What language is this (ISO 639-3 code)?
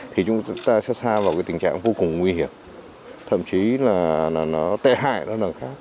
vie